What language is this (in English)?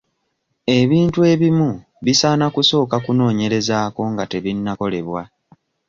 Ganda